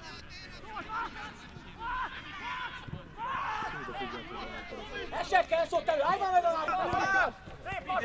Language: Hungarian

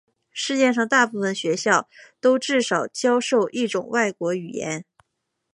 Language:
Chinese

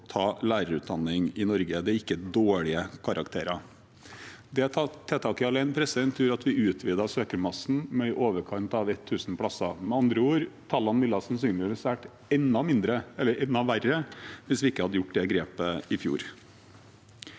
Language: Norwegian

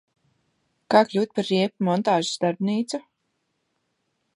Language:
Latvian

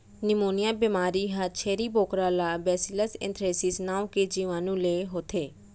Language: Chhattisgarhi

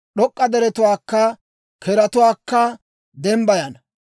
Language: Dawro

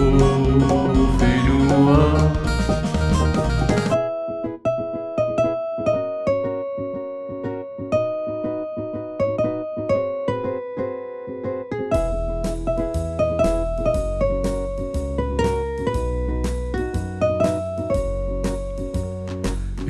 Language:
French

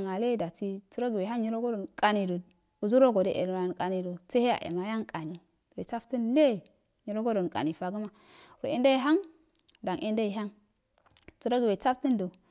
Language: Afade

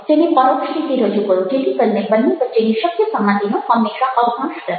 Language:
Gujarati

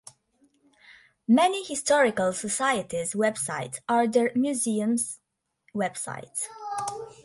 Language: English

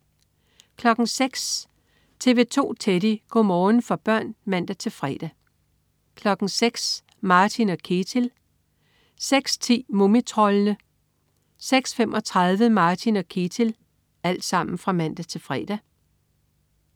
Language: Danish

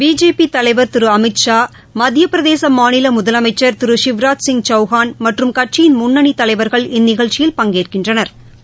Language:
Tamil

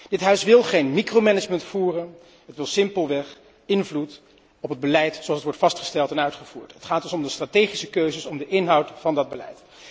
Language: Dutch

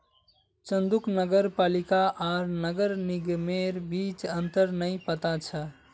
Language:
Magahi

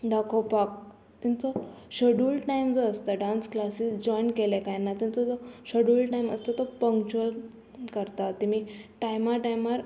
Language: Konkani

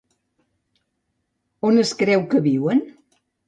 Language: Catalan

